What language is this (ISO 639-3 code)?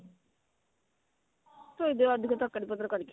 ori